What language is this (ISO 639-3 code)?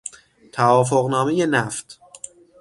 fas